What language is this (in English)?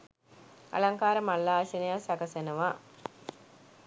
Sinhala